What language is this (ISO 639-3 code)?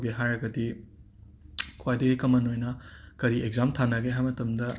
mni